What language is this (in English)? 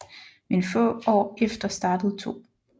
Danish